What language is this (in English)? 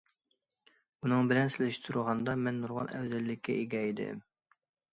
Uyghur